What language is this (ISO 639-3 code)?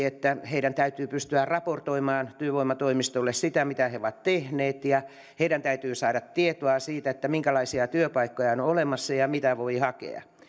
fin